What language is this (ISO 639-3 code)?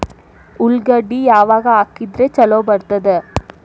kan